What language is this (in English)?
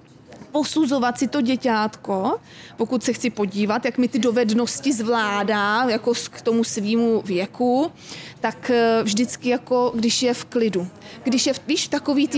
Czech